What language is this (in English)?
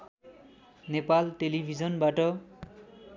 Nepali